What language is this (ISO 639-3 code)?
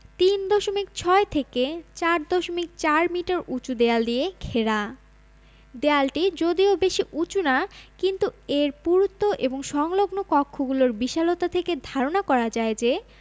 ben